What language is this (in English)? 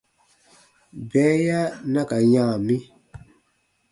Baatonum